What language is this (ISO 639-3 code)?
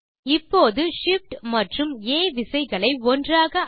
tam